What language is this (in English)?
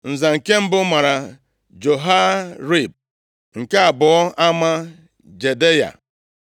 Igbo